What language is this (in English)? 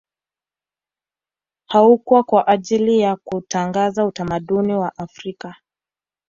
Swahili